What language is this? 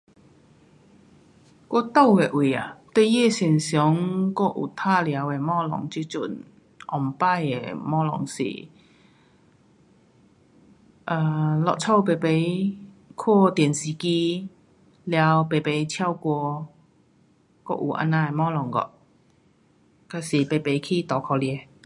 Pu-Xian Chinese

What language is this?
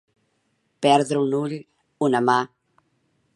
Catalan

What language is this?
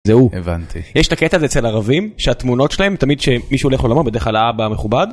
Hebrew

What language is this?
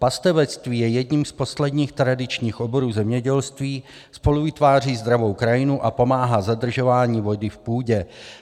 Czech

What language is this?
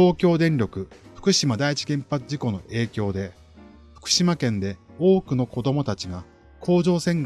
Japanese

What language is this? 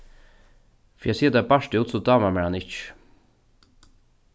Faroese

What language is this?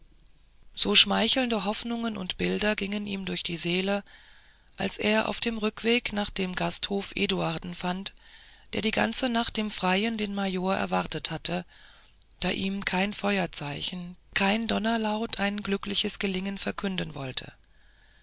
German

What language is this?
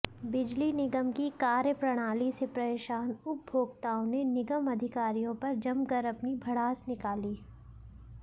Hindi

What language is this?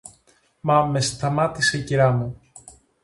Greek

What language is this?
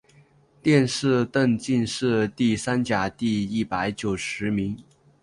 Chinese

